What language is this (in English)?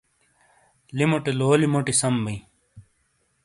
Shina